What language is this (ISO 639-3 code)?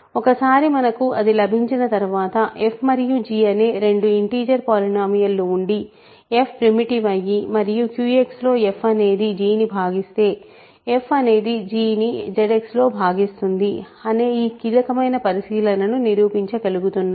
tel